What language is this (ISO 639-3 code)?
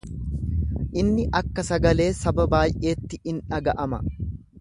orm